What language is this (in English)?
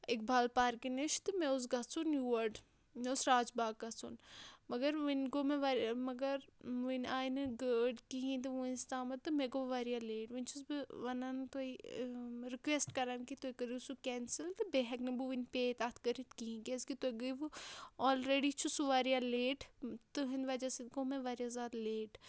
Kashmiri